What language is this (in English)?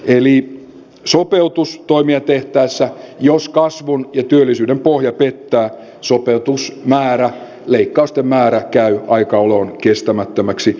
Finnish